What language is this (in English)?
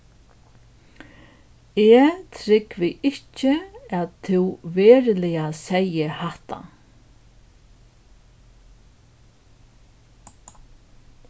Faroese